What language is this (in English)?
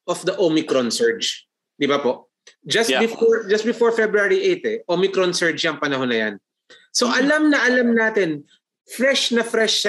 Filipino